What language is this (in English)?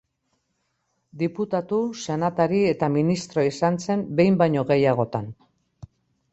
Basque